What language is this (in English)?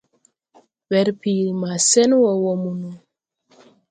Tupuri